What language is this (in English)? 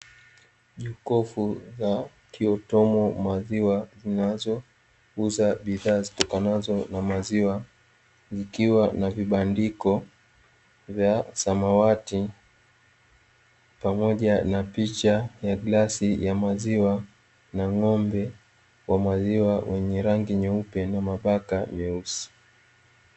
Swahili